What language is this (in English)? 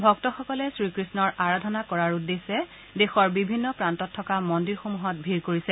Assamese